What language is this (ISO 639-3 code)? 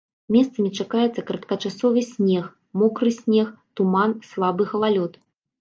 bel